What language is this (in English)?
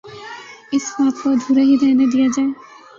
Urdu